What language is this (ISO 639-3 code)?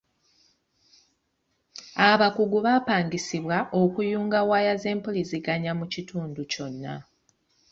lug